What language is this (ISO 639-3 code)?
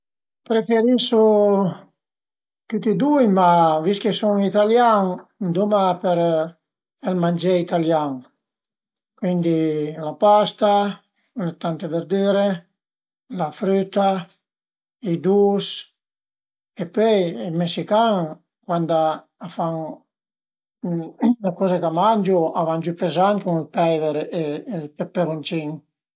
pms